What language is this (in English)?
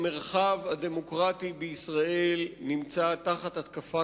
Hebrew